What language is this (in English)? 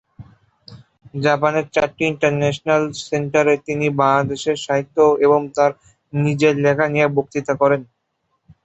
Bangla